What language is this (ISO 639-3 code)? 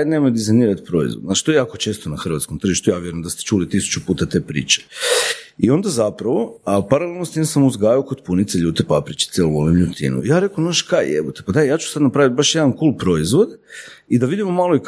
hrv